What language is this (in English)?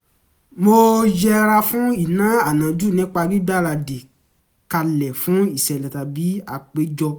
Yoruba